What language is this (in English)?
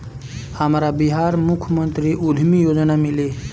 Bhojpuri